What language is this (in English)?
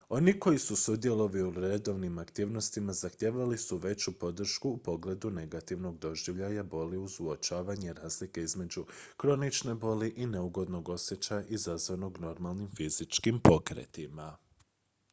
Croatian